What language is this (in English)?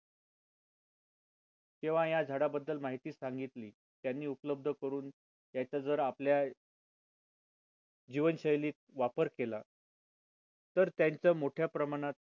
Marathi